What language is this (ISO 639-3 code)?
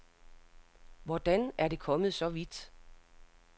dan